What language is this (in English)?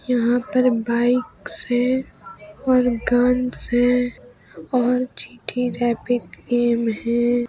Hindi